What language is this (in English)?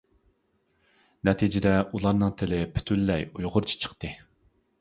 Uyghur